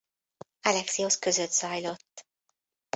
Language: Hungarian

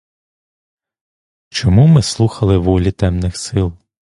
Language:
Ukrainian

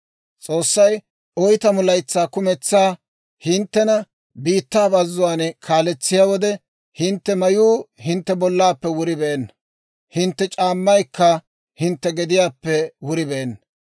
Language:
Dawro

